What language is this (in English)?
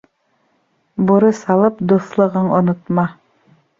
Bashkir